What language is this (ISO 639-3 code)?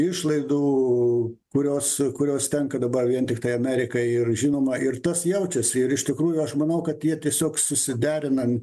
lit